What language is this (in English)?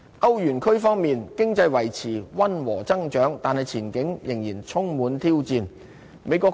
Cantonese